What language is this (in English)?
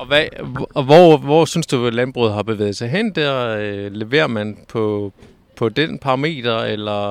Danish